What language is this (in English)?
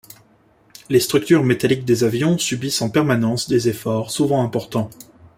French